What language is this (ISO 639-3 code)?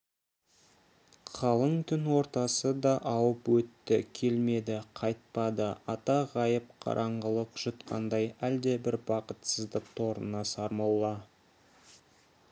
kaz